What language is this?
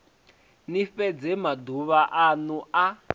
Venda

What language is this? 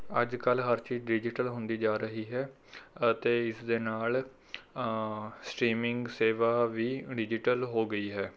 Punjabi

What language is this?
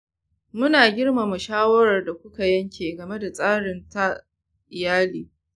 Hausa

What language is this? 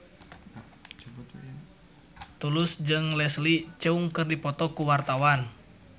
Sundanese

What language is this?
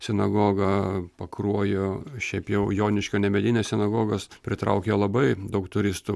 Lithuanian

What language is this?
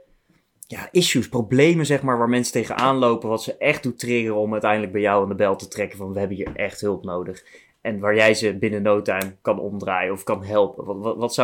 Dutch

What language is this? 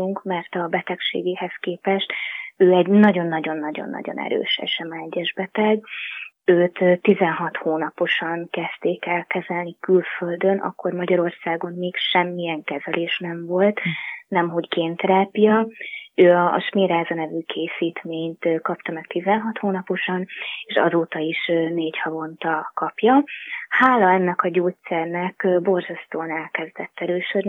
Hungarian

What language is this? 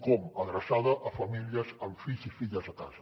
Catalan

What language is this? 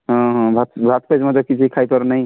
Odia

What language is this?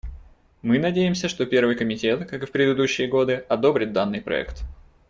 Russian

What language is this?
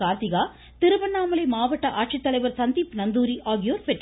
Tamil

